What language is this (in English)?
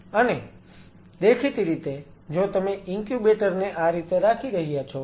Gujarati